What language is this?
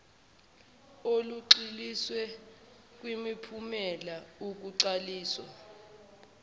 Zulu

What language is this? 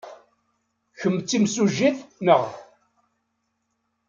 Kabyle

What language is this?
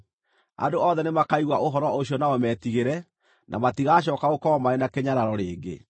Kikuyu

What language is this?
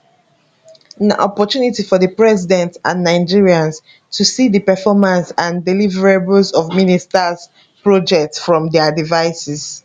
Nigerian Pidgin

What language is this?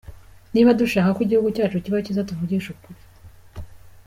Kinyarwanda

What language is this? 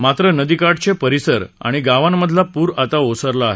Marathi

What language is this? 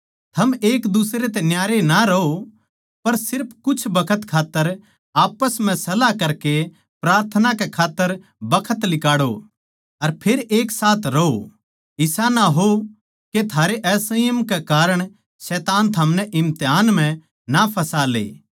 Haryanvi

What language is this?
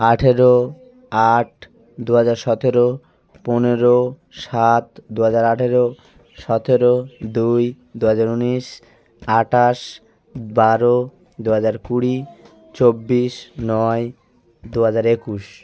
Bangla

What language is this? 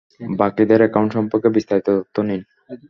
Bangla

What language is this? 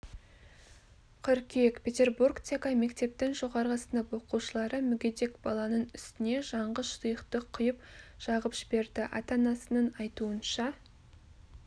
Kazakh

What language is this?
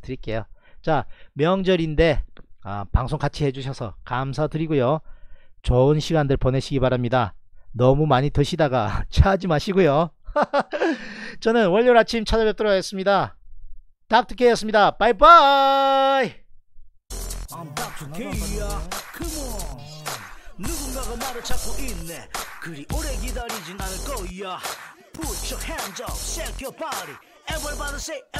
Korean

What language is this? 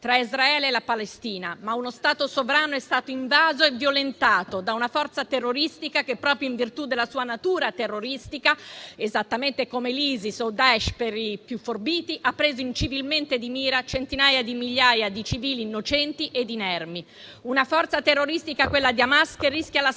Italian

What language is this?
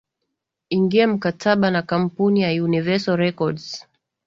Swahili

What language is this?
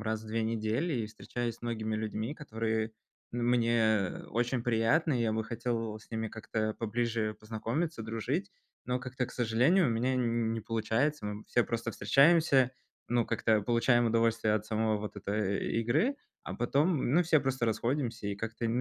Russian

